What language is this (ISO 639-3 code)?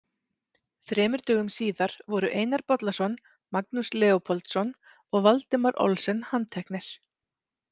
isl